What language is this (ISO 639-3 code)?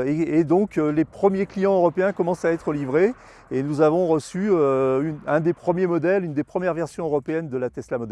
fra